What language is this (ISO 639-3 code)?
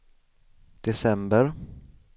swe